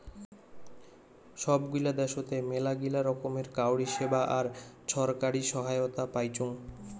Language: Bangla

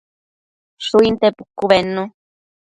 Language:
Matsés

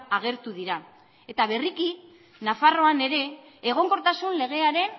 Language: Basque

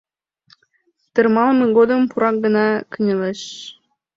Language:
Mari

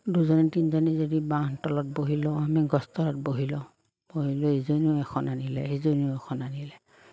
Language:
Assamese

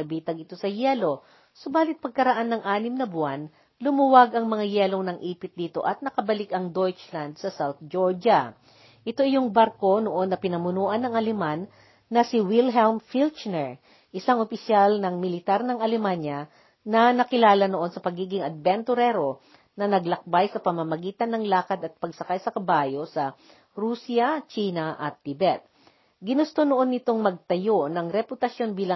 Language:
Filipino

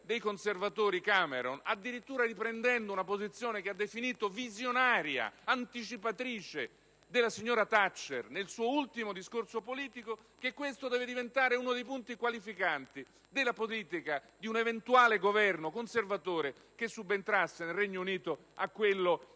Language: Italian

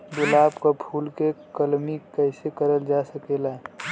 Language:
Bhojpuri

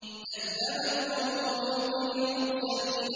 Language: Arabic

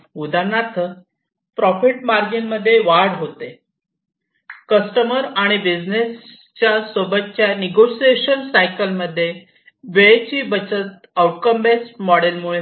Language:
Marathi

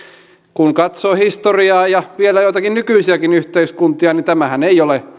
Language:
Finnish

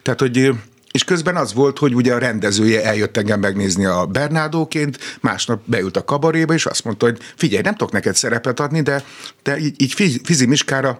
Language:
Hungarian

